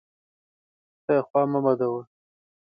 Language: Pashto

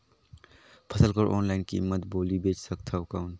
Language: Chhattisgarhi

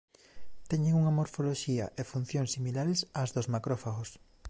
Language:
Galician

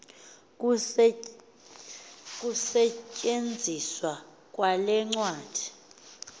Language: Xhosa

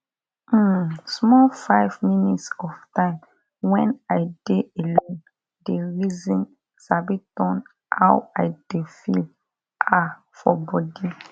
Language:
Nigerian Pidgin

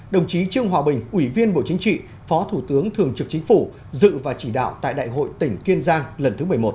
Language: Vietnamese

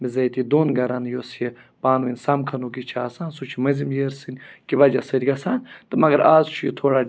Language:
Kashmiri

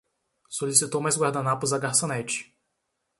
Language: Portuguese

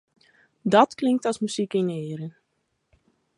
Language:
Western Frisian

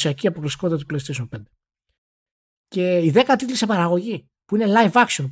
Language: Greek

